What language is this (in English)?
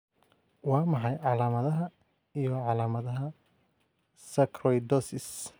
Somali